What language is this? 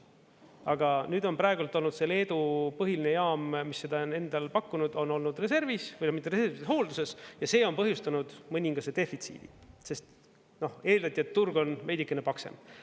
Estonian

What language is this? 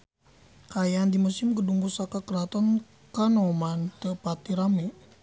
Sundanese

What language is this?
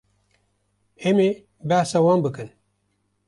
Kurdish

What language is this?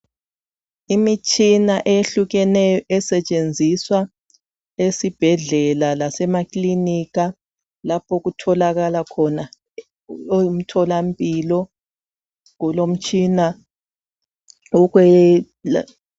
North Ndebele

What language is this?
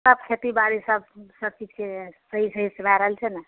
Maithili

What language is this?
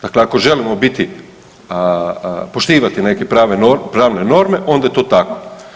Croatian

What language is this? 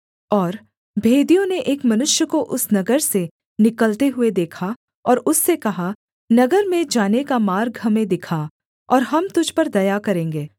Hindi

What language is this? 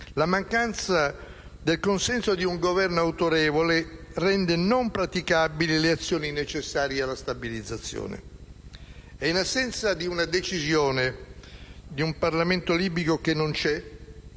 Italian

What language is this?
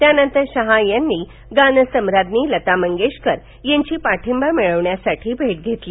Marathi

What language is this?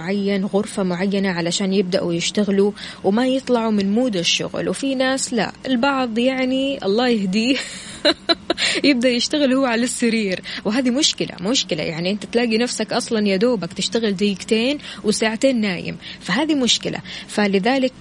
Arabic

